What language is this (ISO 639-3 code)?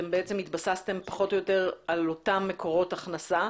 heb